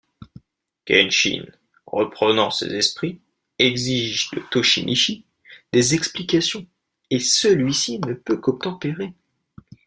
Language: French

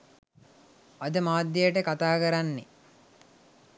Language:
Sinhala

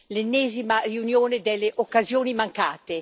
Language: Italian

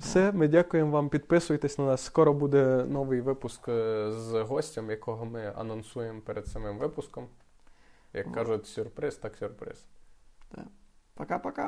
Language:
Ukrainian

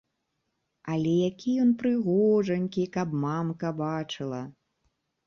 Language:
Belarusian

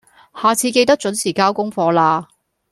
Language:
Cantonese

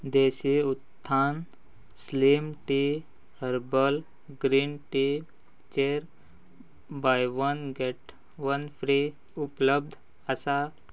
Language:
Konkani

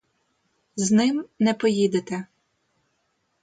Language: Ukrainian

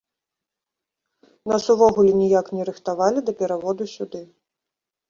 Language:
Belarusian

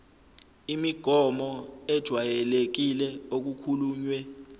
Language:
Zulu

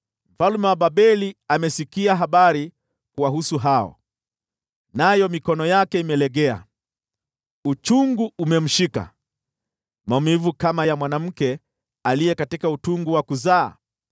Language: Swahili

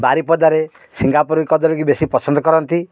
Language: Odia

